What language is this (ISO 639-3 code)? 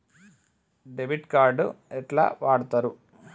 tel